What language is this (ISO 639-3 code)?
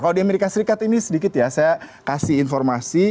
ind